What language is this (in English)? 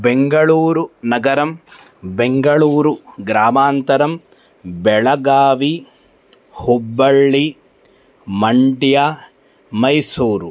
Sanskrit